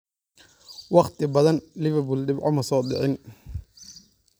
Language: Somali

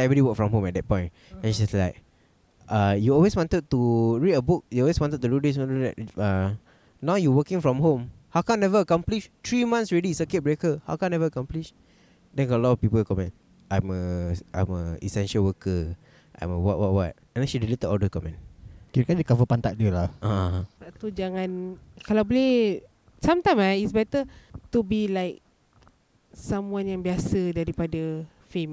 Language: Malay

